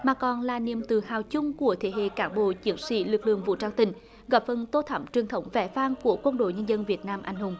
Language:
Vietnamese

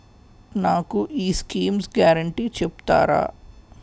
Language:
Telugu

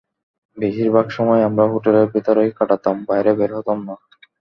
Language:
Bangla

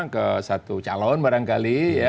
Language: Indonesian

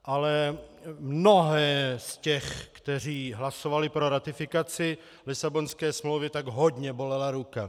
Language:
Czech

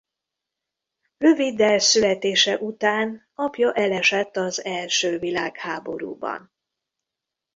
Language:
Hungarian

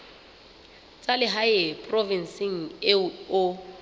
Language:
Southern Sotho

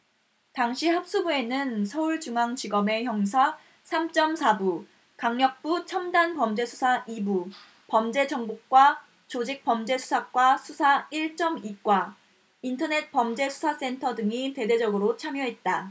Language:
Korean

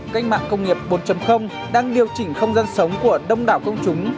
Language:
Vietnamese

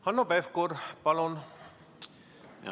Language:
Estonian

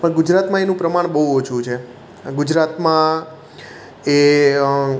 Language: Gujarati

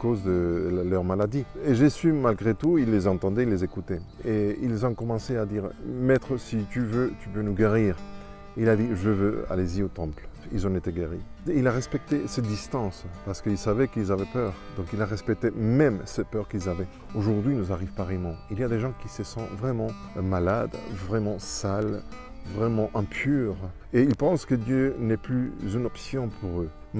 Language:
French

